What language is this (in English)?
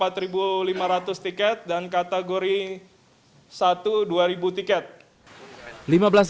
Indonesian